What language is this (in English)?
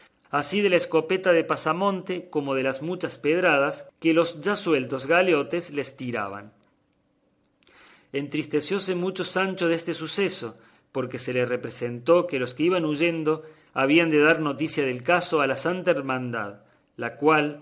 Spanish